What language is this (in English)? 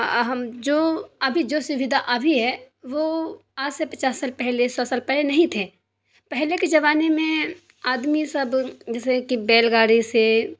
Urdu